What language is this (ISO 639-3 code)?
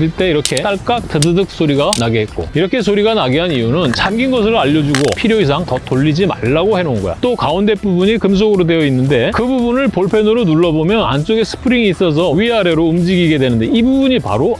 kor